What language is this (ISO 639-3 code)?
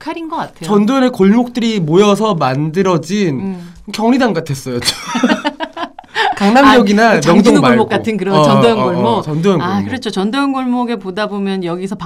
kor